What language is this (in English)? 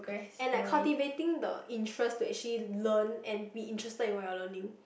English